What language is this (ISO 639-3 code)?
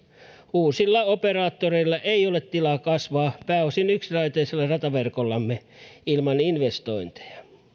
fin